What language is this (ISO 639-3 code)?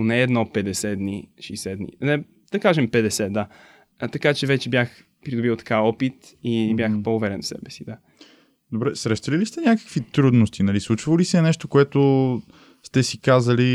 bul